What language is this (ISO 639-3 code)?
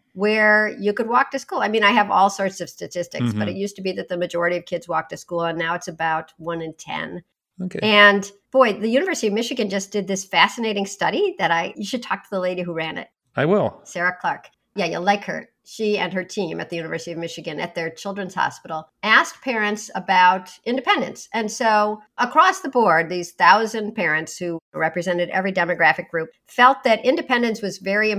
eng